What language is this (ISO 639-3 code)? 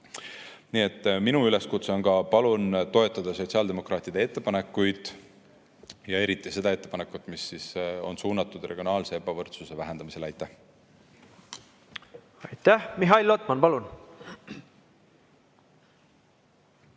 est